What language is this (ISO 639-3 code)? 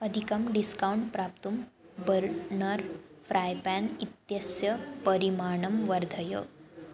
san